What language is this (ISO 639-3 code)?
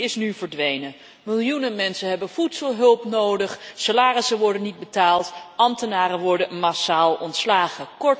nld